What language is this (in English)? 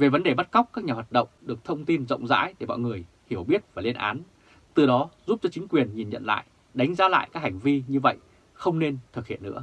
Vietnamese